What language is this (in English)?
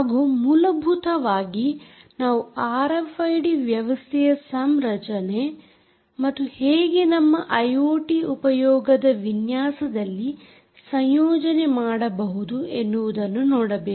Kannada